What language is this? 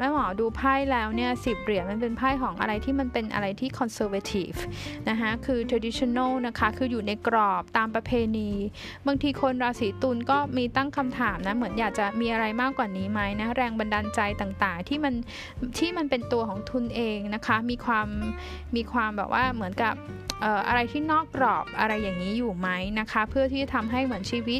Thai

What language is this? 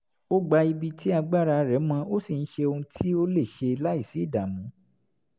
Yoruba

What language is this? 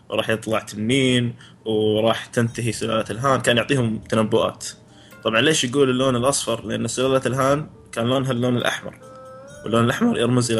Arabic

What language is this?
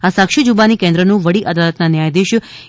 Gujarati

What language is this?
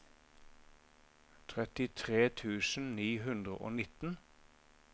Norwegian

